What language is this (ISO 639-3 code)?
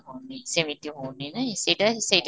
ori